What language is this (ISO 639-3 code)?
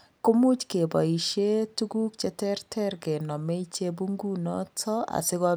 kln